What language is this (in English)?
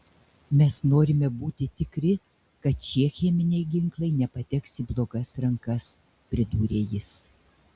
Lithuanian